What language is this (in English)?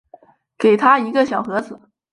Chinese